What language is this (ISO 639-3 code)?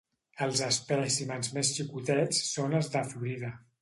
cat